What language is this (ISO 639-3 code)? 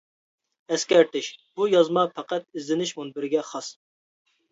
uig